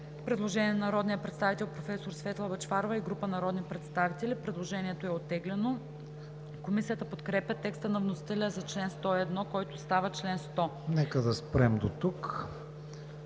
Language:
Bulgarian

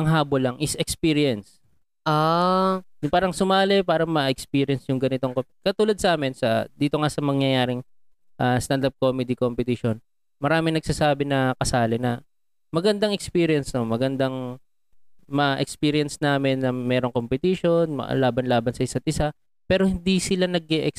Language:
Filipino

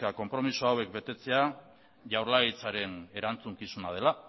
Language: Basque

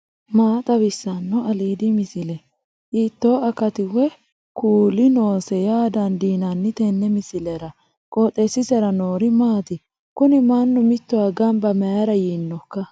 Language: Sidamo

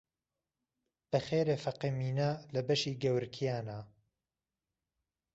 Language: Central Kurdish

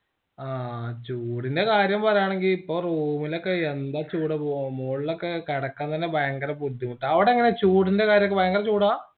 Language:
Malayalam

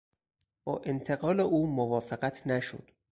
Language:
Persian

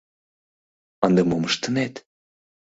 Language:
Mari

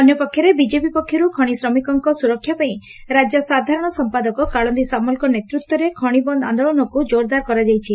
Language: Odia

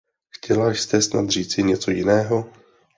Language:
Czech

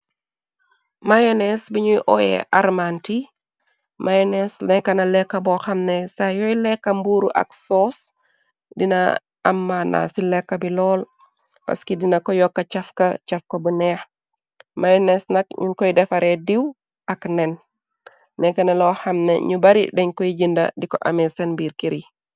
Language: Wolof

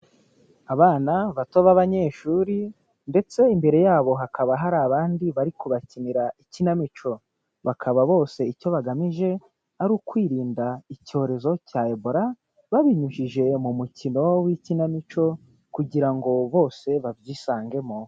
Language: Kinyarwanda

